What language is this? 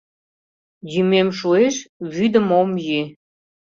Mari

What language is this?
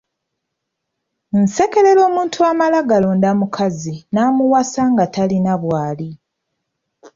Ganda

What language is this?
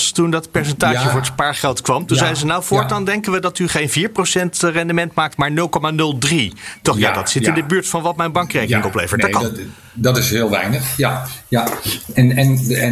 Dutch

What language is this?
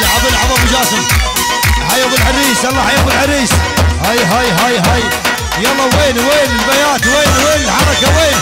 Arabic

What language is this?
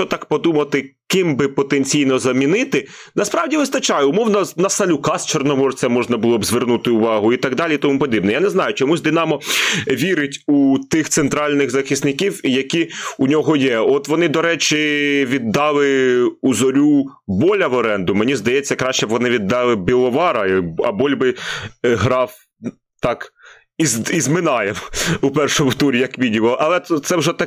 Ukrainian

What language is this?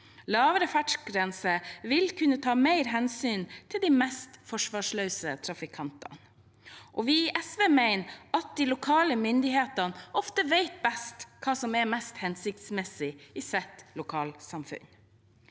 Norwegian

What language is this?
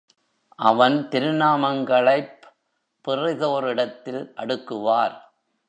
Tamil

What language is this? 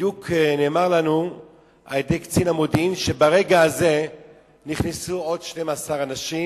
Hebrew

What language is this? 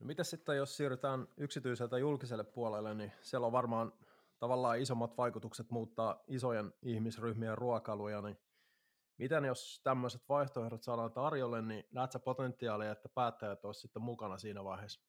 Finnish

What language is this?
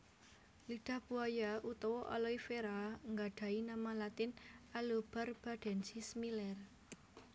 Javanese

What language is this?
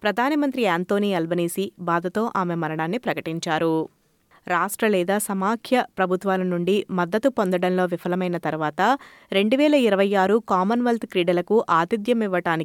Telugu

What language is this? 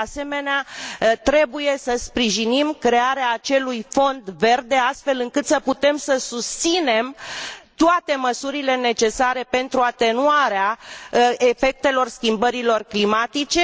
Romanian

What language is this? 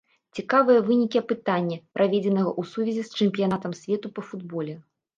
Belarusian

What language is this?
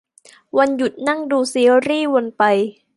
Thai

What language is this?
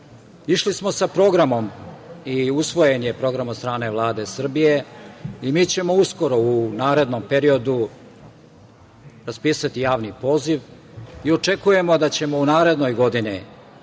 Serbian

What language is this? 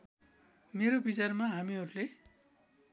Nepali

